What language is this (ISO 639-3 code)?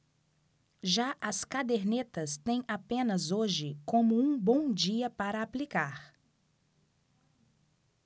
por